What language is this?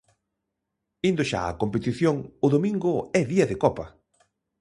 Galician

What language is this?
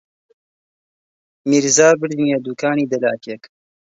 Central Kurdish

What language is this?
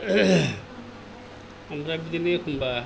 Bodo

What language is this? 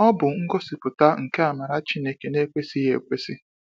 Igbo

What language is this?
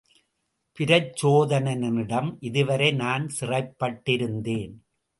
Tamil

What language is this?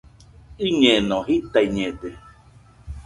Nüpode Huitoto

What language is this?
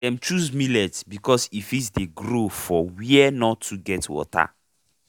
Nigerian Pidgin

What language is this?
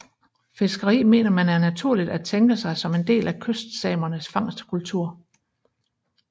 Danish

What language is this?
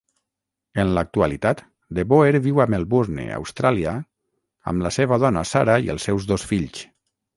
Catalan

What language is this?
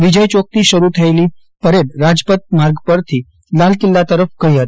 Gujarati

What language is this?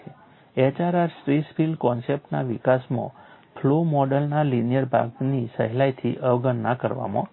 Gujarati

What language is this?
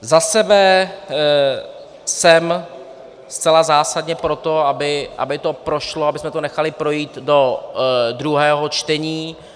Czech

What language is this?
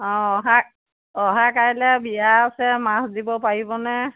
Assamese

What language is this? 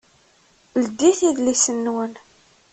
Kabyle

